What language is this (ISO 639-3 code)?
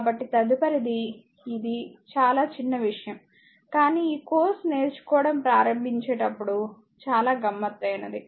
tel